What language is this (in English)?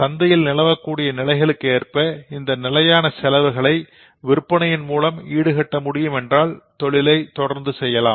Tamil